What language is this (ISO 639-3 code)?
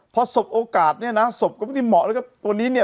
tha